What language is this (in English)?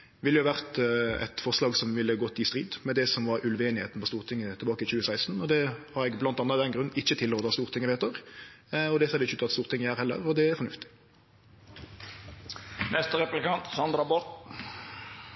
Norwegian Nynorsk